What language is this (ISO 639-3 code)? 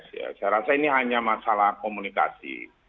ind